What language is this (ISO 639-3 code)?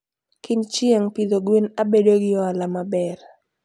luo